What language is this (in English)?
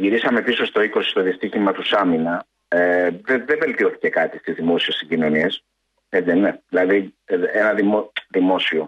Greek